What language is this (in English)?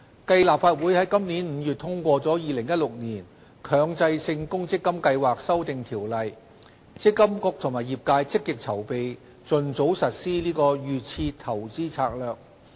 Cantonese